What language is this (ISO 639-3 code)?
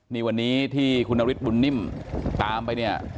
tha